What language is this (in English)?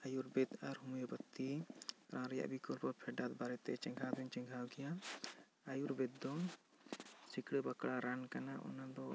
Santali